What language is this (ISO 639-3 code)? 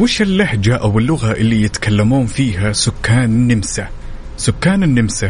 ara